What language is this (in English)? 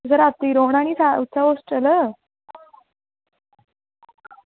Dogri